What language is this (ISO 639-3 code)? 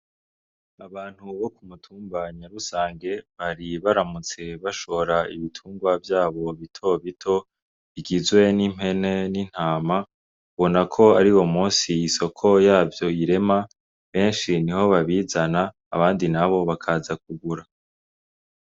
run